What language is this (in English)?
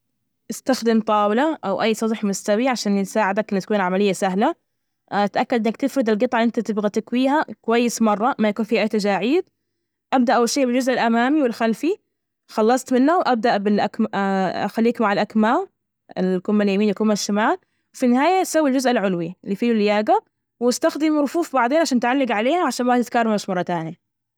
Najdi Arabic